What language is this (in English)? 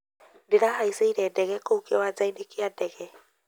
Kikuyu